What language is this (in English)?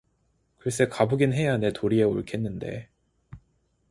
Korean